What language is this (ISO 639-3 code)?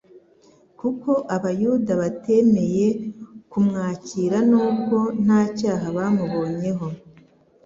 kin